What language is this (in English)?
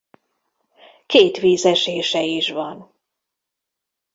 Hungarian